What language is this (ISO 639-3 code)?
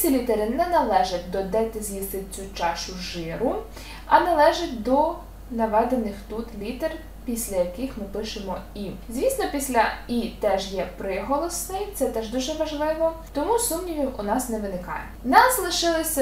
ukr